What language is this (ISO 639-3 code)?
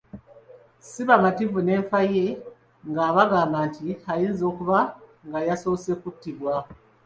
lug